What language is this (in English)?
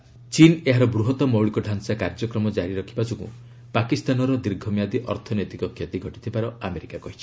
Odia